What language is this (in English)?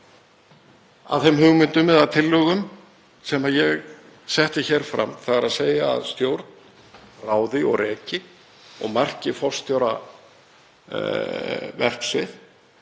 Icelandic